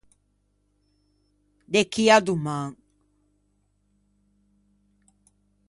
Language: Ligurian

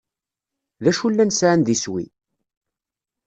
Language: Kabyle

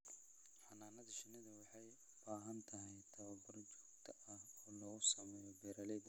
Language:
Somali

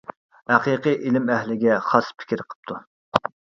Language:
Uyghur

